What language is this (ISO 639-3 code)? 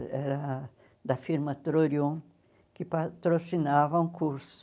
por